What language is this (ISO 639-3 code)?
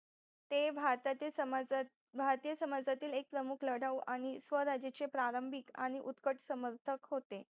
mar